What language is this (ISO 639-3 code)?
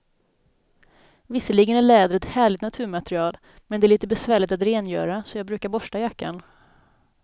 swe